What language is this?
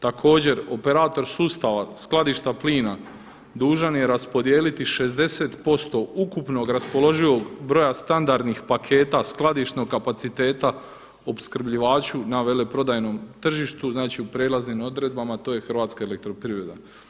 Croatian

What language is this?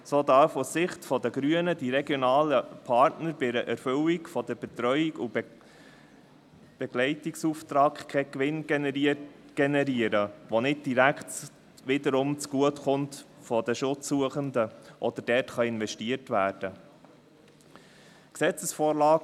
Swiss German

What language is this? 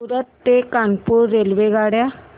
Marathi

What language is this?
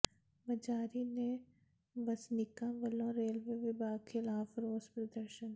Punjabi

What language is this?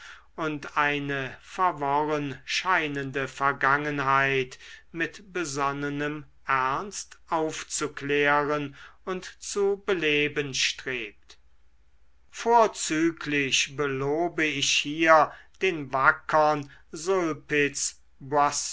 German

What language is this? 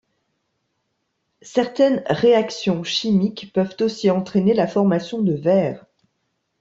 French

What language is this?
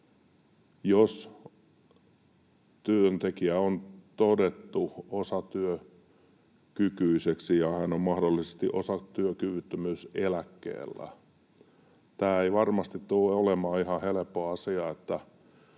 Finnish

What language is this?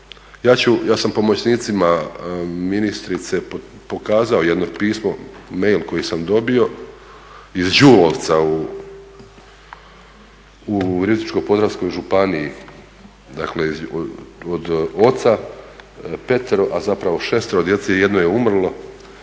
Croatian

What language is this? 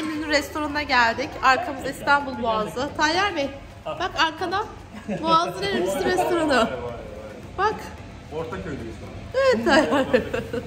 Turkish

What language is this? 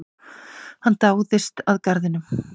Icelandic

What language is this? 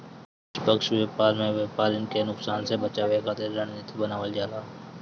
Bhojpuri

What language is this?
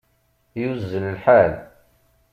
Kabyle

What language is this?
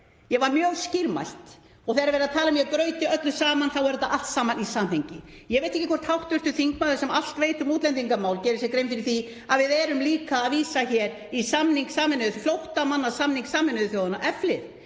Icelandic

